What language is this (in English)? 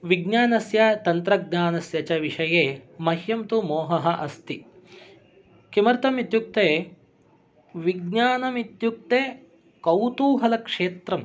Sanskrit